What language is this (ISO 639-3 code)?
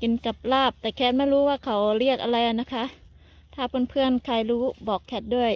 tha